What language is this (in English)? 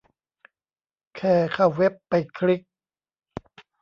Thai